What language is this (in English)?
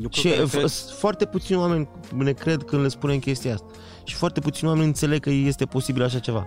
Romanian